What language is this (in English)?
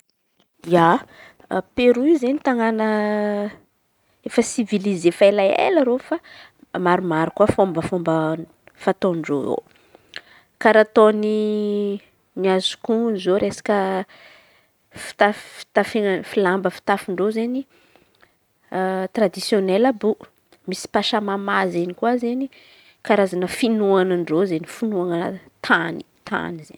Antankarana Malagasy